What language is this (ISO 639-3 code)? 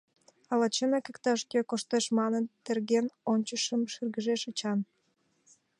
chm